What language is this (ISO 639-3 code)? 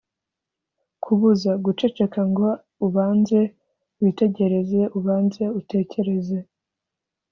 kin